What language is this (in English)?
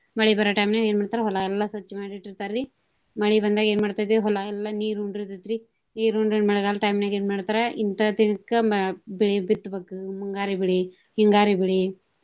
Kannada